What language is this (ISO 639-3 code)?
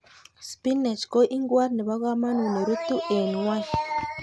kln